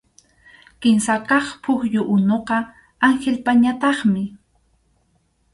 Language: Arequipa-La Unión Quechua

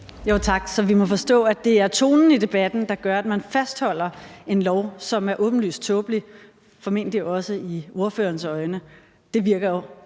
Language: Danish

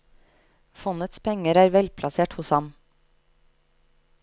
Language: Norwegian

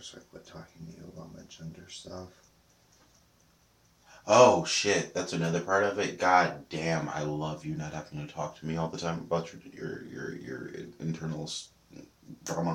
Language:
English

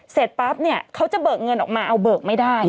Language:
Thai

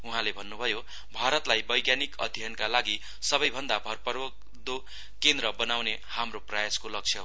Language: Nepali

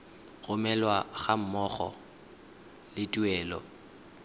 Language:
Tswana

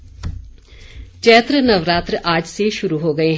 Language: Hindi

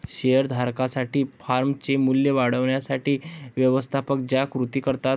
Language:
Marathi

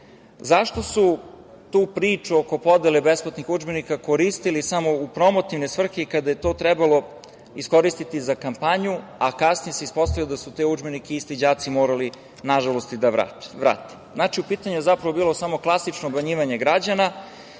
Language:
Serbian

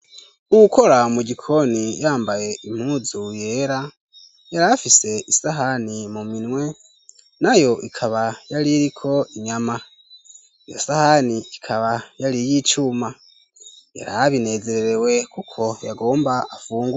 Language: Rundi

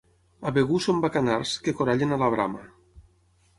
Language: Catalan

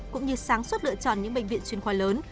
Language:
Vietnamese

